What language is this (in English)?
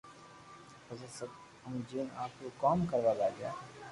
Loarki